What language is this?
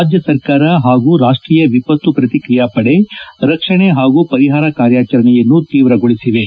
Kannada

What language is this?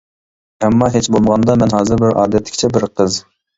Uyghur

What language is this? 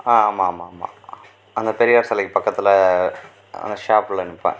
Tamil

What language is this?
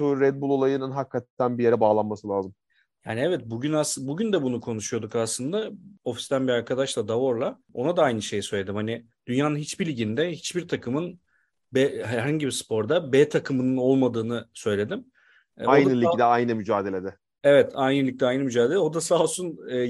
Turkish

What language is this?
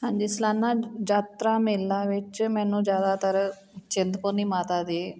Punjabi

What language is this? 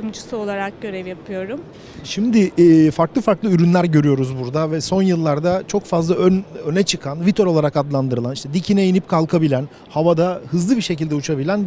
Turkish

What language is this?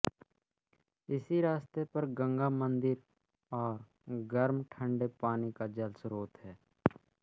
Hindi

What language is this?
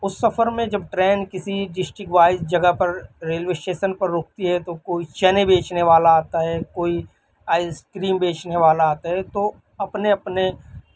Urdu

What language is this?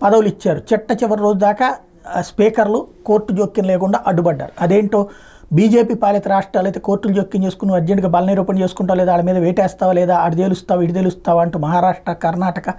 Telugu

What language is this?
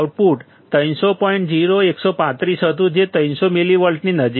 Gujarati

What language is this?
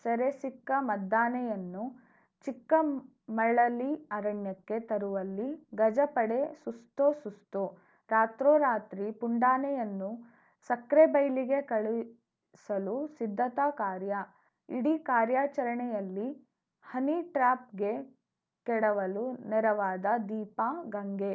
Kannada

